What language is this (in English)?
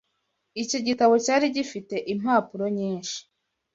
Kinyarwanda